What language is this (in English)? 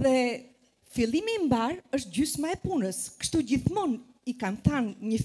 Romanian